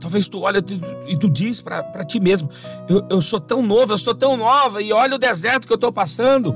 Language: Portuguese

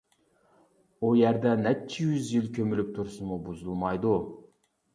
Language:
Uyghur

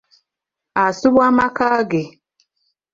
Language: Ganda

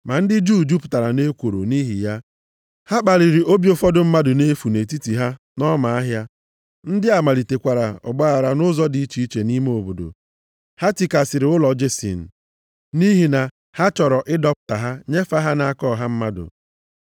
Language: Igbo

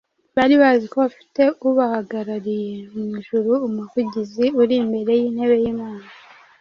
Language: Kinyarwanda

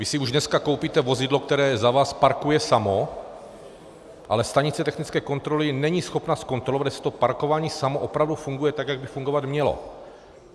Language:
Czech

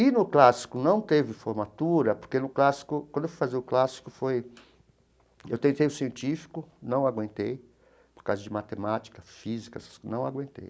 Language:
Portuguese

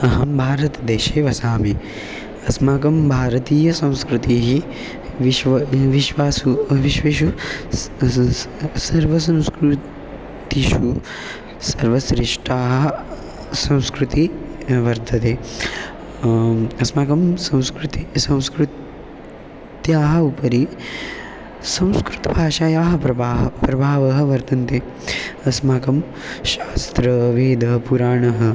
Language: Sanskrit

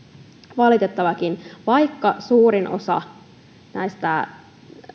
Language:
Finnish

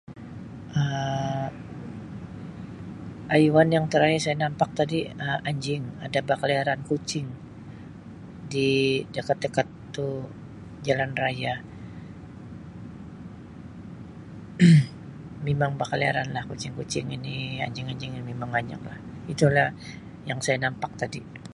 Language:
Sabah Malay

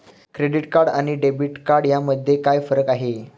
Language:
Marathi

